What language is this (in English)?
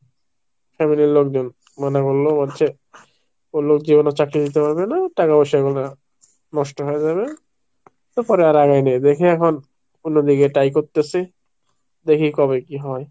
Bangla